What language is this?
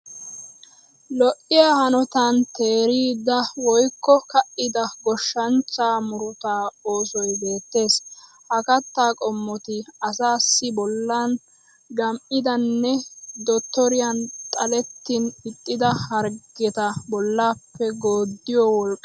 Wolaytta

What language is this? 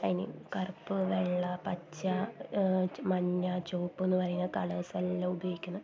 Malayalam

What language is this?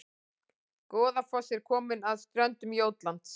Icelandic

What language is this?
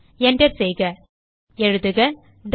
Tamil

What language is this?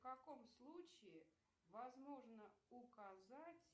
Russian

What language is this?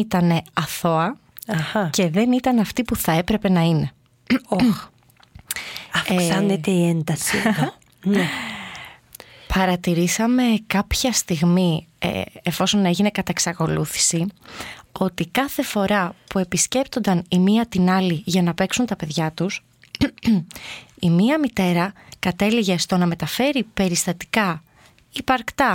Greek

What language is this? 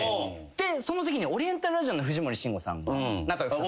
Japanese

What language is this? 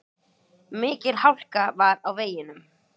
Icelandic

